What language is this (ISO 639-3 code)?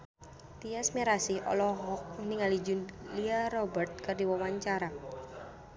sun